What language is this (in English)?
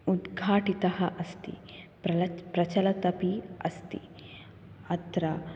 Sanskrit